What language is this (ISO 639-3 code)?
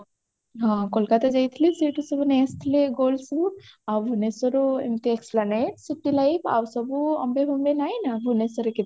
ori